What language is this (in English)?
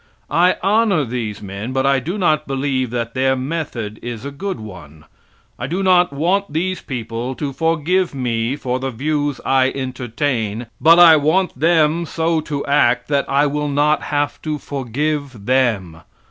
English